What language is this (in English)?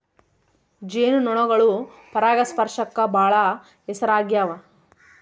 Kannada